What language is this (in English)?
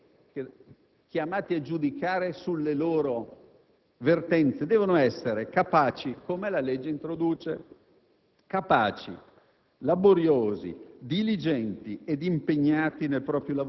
Italian